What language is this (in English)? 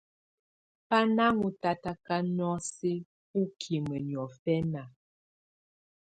Tunen